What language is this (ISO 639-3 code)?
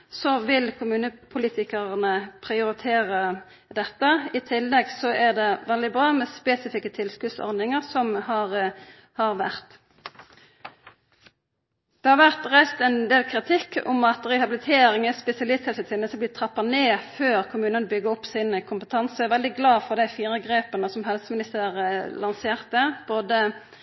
nno